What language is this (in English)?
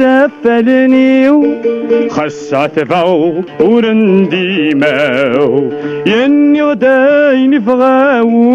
Arabic